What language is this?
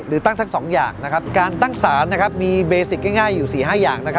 Thai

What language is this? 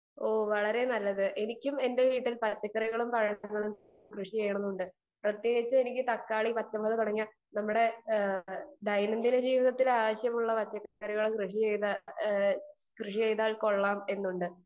Malayalam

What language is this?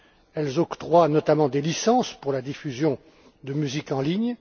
French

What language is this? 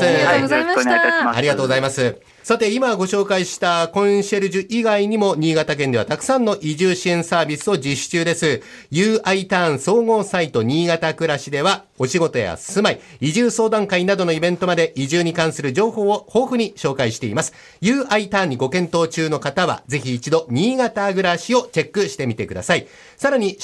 Japanese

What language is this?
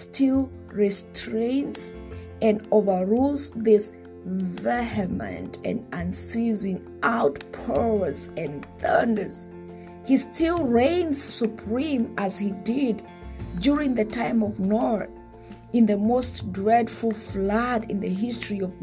English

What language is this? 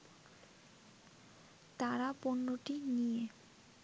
Bangla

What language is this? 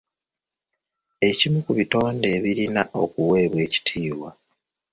Ganda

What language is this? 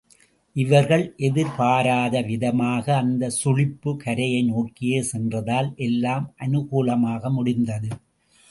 Tamil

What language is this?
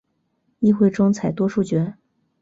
Chinese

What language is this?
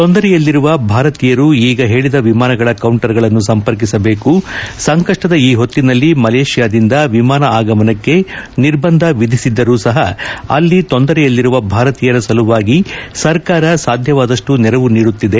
Kannada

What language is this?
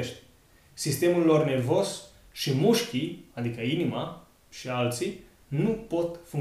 Romanian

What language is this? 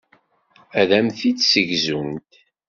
Kabyle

